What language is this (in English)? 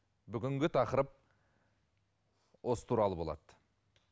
Kazakh